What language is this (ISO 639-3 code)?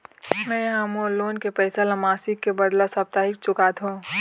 hne